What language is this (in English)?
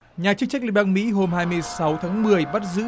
Vietnamese